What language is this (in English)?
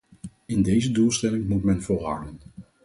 Dutch